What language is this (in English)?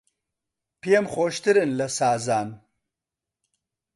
Central Kurdish